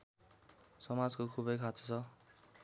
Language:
Nepali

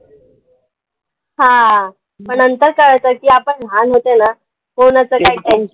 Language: Marathi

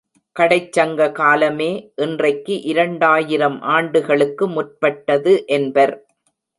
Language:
Tamil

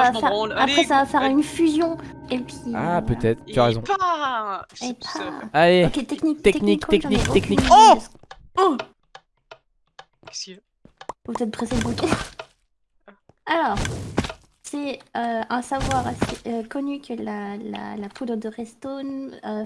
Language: French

